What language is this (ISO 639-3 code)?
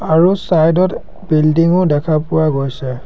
asm